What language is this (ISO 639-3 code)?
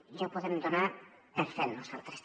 cat